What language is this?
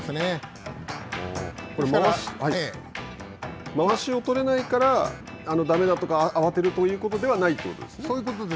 Japanese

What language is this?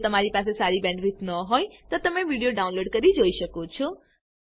Gujarati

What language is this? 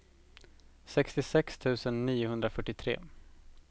Swedish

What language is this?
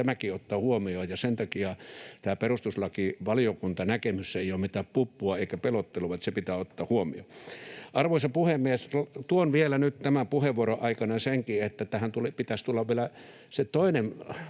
Finnish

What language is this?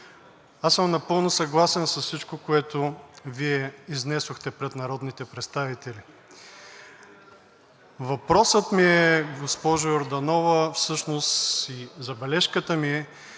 Bulgarian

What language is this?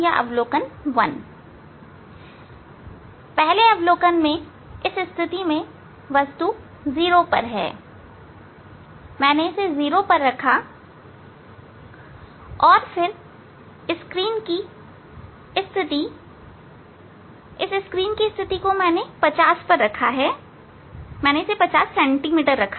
Hindi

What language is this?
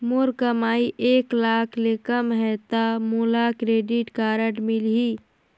Chhattisgarhi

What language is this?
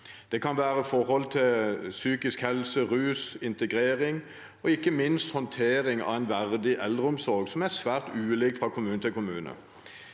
Norwegian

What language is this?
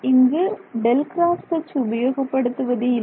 Tamil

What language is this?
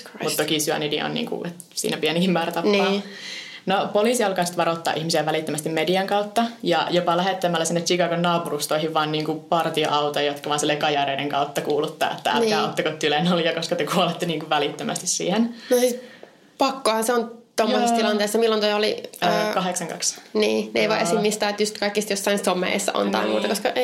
Finnish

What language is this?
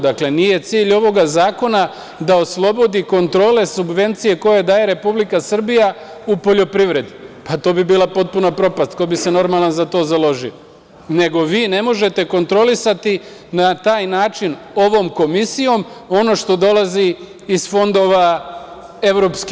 Serbian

